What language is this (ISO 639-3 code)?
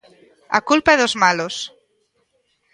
glg